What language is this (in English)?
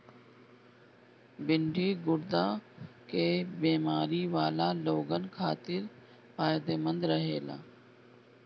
Bhojpuri